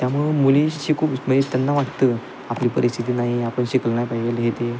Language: Marathi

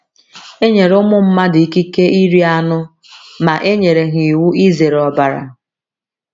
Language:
Igbo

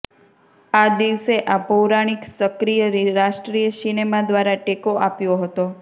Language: Gujarati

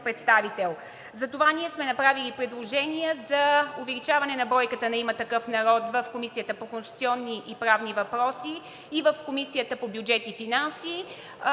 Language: Bulgarian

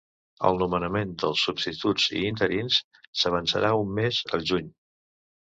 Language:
Catalan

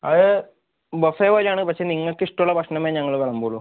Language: Malayalam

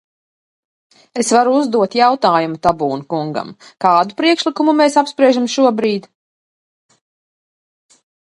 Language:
Latvian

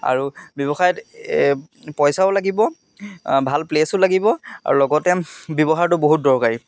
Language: Assamese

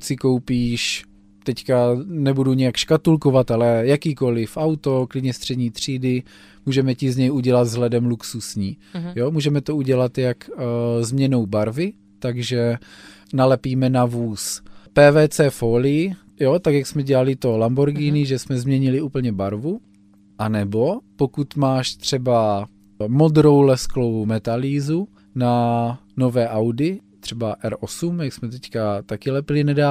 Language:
Czech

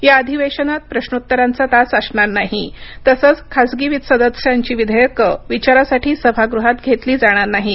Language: Marathi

